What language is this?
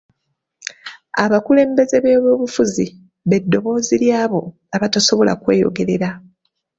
Ganda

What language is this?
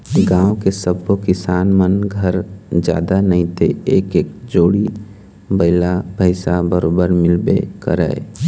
Chhattisgarhi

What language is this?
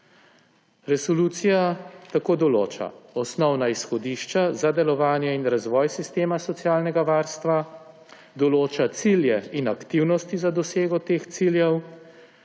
Slovenian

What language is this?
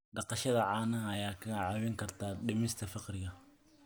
Somali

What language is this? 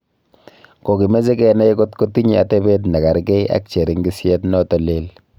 Kalenjin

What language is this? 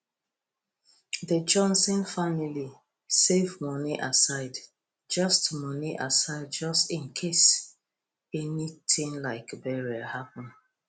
Nigerian Pidgin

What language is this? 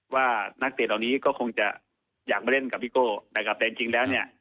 Thai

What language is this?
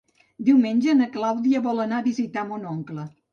Catalan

